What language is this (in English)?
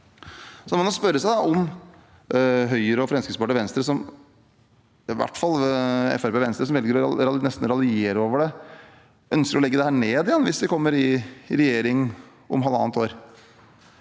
Norwegian